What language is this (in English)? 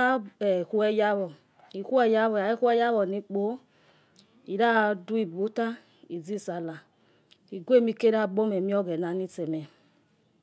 Yekhee